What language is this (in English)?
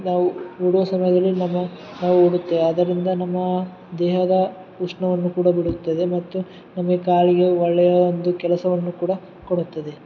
Kannada